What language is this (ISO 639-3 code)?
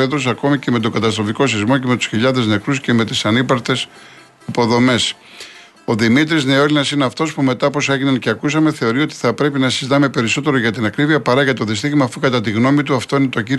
ell